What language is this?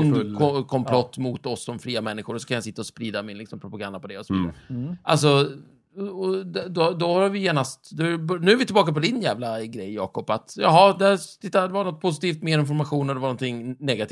Swedish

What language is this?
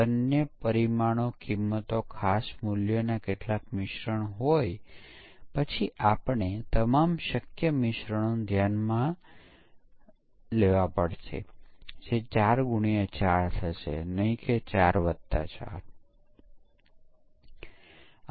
Gujarati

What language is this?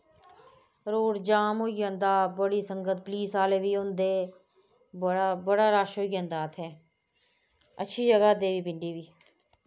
Dogri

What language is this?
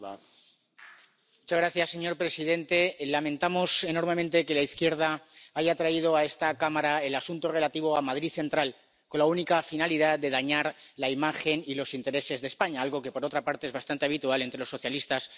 Spanish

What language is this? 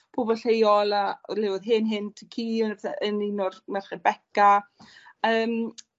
Welsh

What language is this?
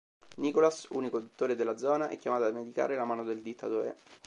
Italian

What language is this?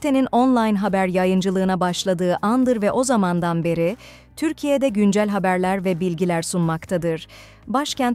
Turkish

